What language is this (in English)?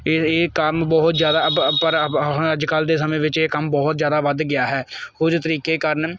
Punjabi